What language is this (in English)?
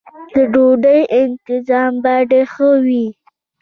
Pashto